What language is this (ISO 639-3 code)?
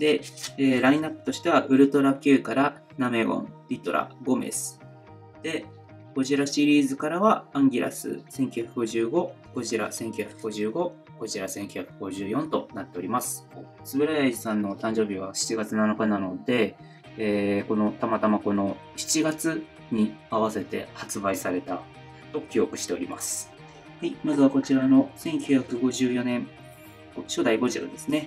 jpn